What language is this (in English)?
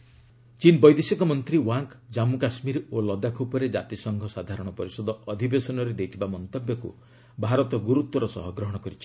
Odia